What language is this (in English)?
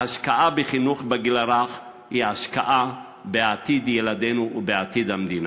Hebrew